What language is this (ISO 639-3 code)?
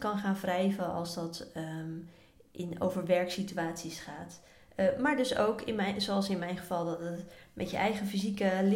nld